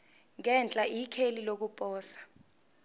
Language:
Zulu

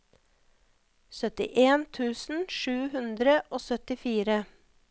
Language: Norwegian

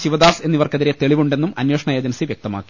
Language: Malayalam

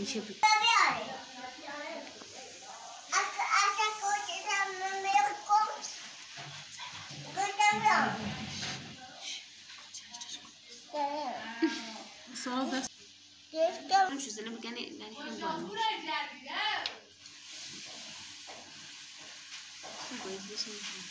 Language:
Turkish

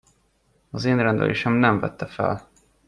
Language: Hungarian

